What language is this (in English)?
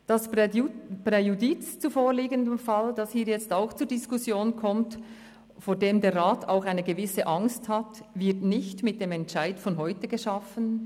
Swiss German